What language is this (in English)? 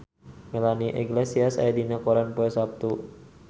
Sundanese